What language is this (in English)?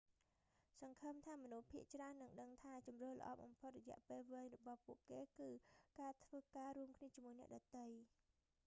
Khmer